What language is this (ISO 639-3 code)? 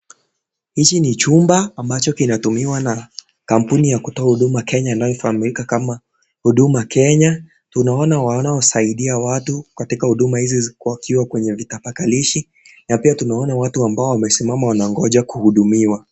swa